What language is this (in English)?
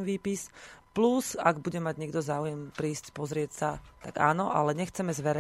Slovak